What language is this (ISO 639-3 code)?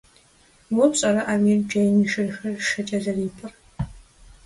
kbd